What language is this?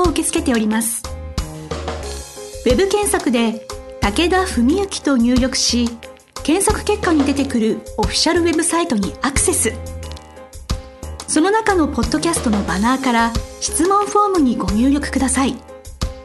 Japanese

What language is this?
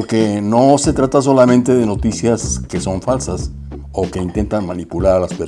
Spanish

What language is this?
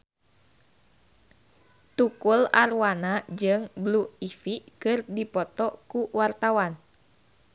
Sundanese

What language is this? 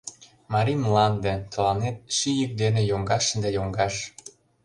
Mari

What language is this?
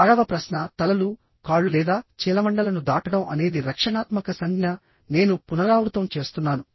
Telugu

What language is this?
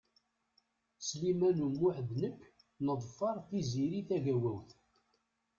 Kabyle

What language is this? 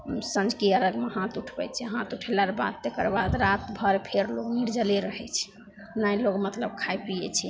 Maithili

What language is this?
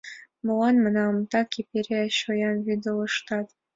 Mari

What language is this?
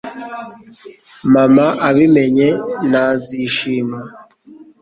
Kinyarwanda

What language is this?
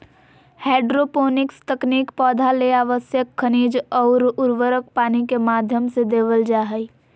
Magahi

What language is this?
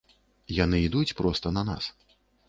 Belarusian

